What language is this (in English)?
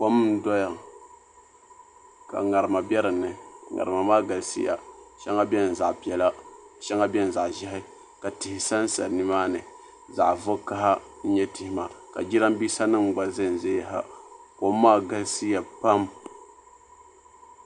Dagbani